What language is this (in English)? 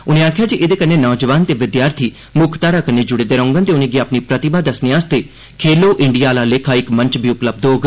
Dogri